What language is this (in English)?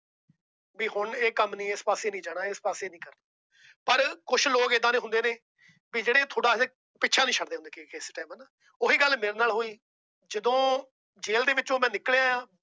Punjabi